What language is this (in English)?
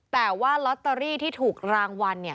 Thai